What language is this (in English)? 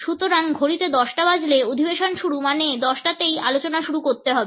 Bangla